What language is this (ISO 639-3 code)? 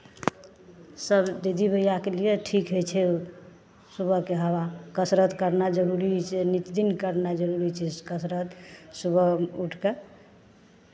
mai